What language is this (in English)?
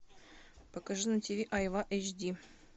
Russian